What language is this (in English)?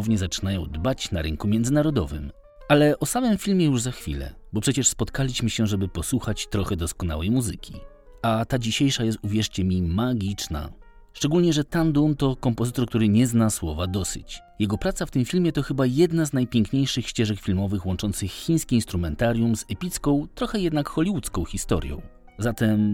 Polish